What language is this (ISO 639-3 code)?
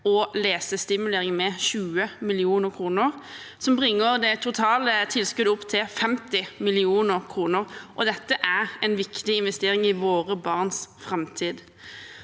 nor